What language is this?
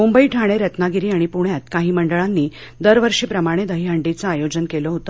Marathi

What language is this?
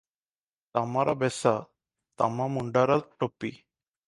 Odia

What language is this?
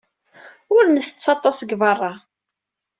Kabyle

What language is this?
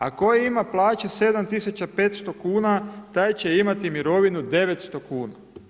Croatian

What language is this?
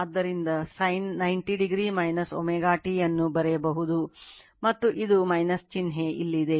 Kannada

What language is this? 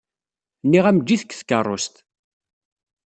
Kabyle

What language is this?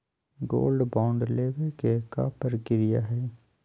Magahi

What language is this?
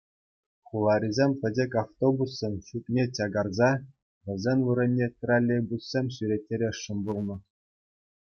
Chuvash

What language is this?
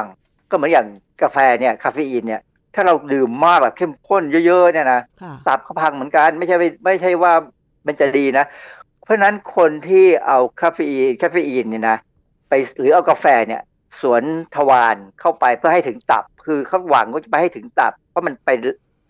Thai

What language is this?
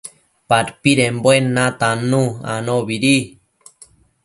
Matsés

